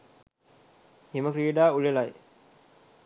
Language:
Sinhala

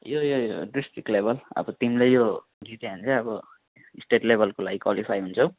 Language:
Nepali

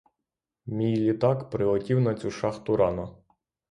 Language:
Ukrainian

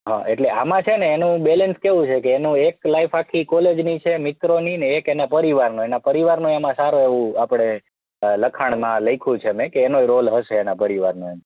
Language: Gujarati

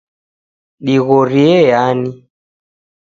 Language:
Taita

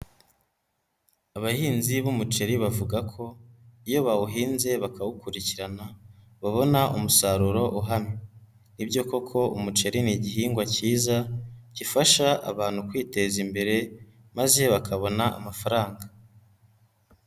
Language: Kinyarwanda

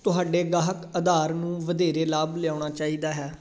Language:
Punjabi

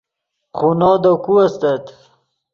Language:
Yidgha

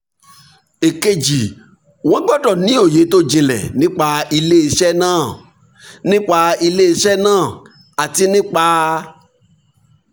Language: Yoruba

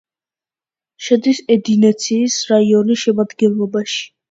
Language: Georgian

